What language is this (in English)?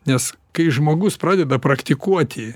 Lithuanian